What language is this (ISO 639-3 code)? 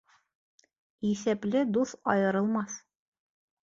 bak